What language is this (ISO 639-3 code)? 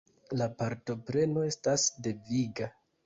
epo